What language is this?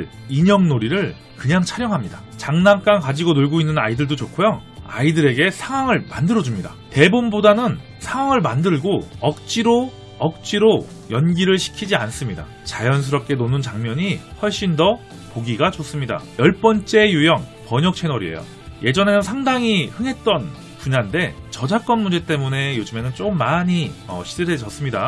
Korean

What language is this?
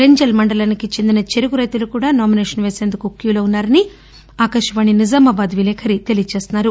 Telugu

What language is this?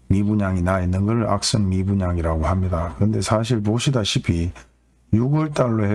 Korean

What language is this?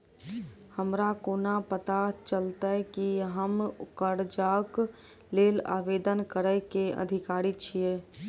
Maithili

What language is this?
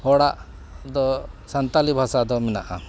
Santali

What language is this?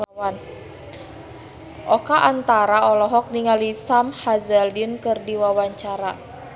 Sundanese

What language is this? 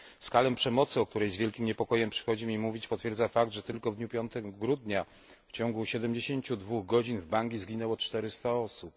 Polish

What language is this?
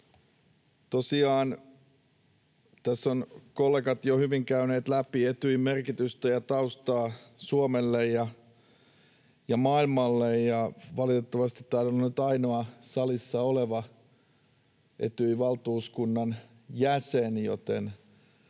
Finnish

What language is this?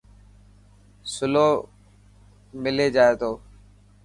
Dhatki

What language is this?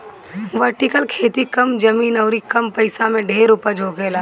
Bhojpuri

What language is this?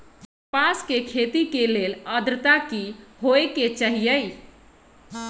Magahi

